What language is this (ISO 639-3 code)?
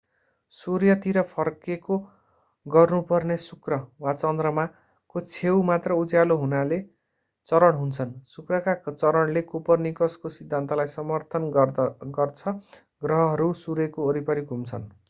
nep